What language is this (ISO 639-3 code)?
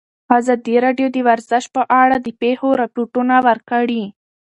pus